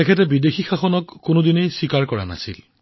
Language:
Assamese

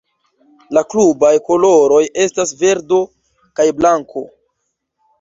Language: Esperanto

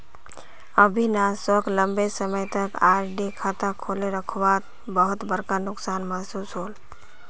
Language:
Magahi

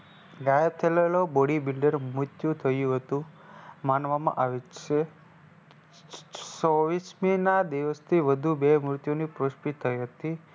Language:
Gujarati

